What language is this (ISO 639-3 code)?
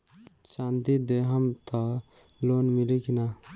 bho